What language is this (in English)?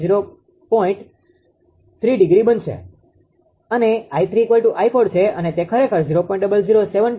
Gujarati